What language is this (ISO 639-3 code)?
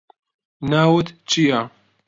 ckb